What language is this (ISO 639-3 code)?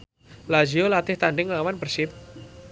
jav